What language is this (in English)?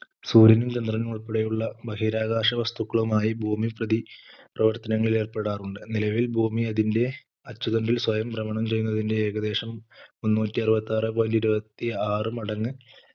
Malayalam